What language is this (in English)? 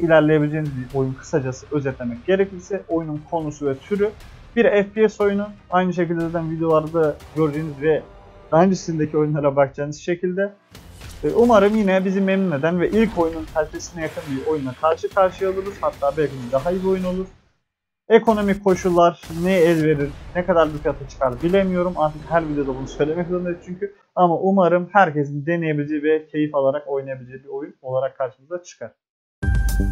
Turkish